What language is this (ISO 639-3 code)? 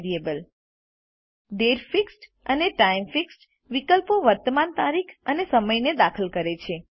guj